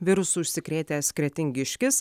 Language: Lithuanian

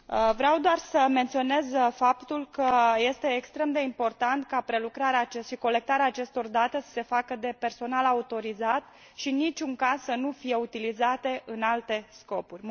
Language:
Romanian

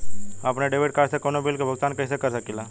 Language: Bhojpuri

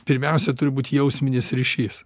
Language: Lithuanian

